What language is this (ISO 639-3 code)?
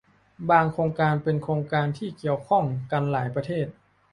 tha